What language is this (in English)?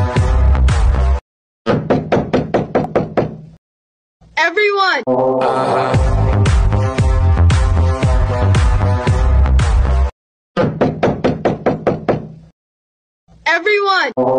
English